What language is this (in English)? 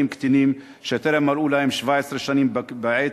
Hebrew